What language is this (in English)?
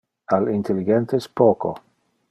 Interlingua